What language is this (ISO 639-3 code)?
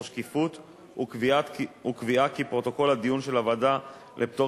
heb